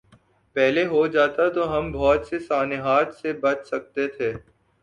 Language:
Urdu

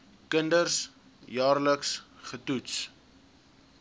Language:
Afrikaans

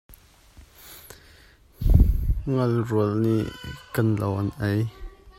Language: Hakha Chin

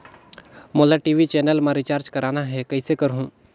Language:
Chhattisgarhi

